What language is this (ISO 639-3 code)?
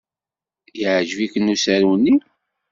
kab